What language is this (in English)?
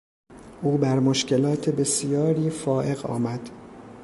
Persian